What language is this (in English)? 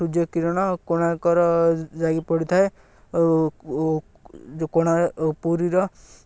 Odia